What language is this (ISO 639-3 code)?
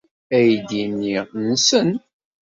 kab